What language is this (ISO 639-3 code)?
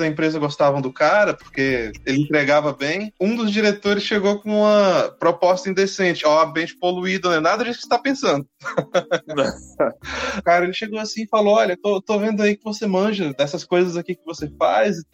por